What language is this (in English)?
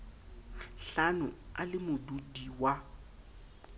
Southern Sotho